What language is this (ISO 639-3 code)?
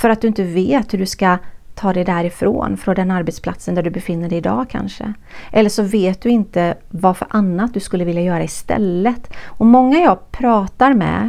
swe